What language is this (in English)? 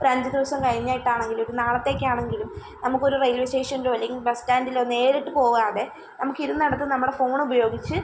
Malayalam